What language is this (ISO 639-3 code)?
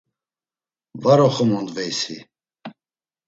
lzz